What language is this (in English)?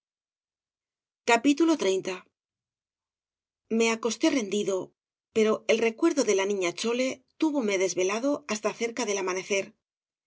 Spanish